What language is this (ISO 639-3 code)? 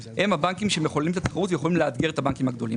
heb